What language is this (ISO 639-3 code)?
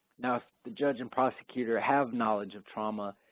eng